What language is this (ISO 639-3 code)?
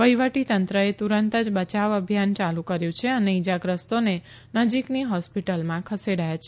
guj